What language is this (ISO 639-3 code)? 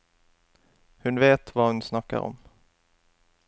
nor